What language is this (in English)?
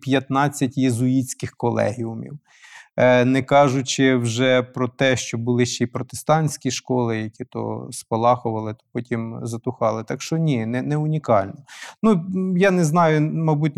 Ukrainian